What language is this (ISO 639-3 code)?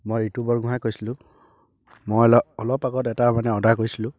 asm